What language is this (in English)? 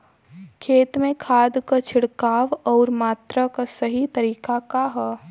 Bhojpuri